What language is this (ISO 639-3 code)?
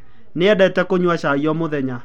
kik